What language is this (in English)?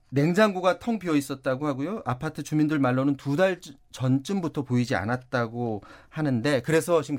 Korean